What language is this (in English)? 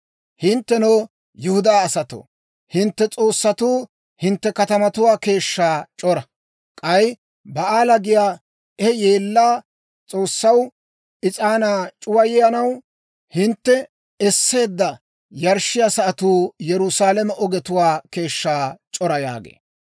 Dawro